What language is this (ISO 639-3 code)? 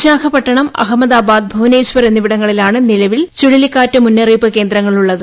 mal